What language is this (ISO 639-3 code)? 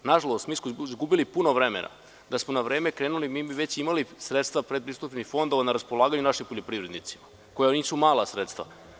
srp